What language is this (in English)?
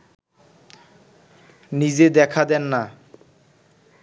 Bangla